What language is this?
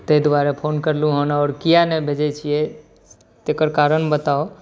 Maithili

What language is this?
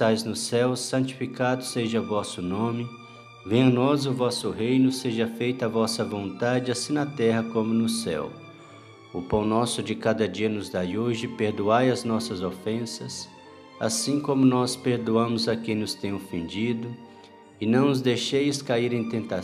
Portuguese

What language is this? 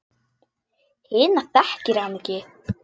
Icelandic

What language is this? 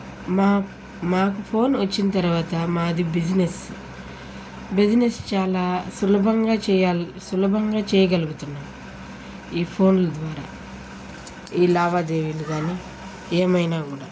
Telugu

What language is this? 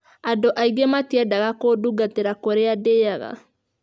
Kikuyu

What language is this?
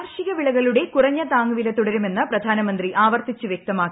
Malayalam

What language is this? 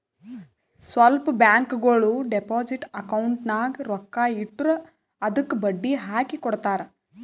Kannada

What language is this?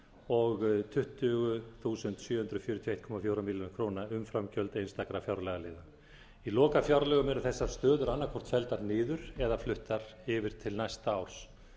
Icelandic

